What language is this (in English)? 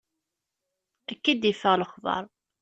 Kabyle